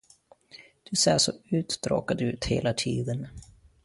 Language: Swedish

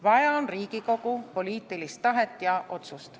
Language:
Estonian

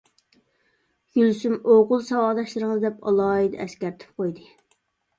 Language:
Uyghur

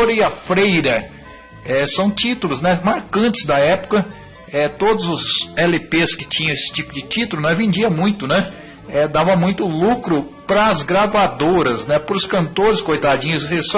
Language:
Portuguese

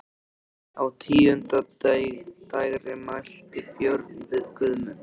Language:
Icelandic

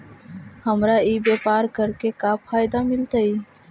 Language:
Magahi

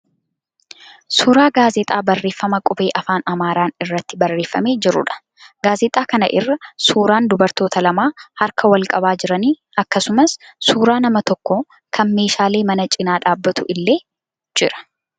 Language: Oromo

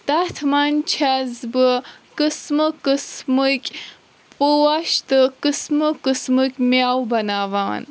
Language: Kashmiri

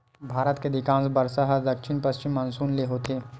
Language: Chhattisgarhi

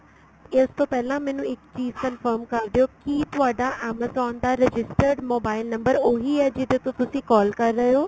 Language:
Punjabi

